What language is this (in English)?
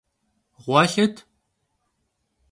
Kabardian